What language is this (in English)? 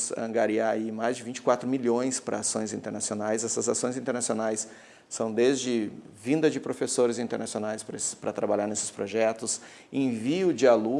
Portuguese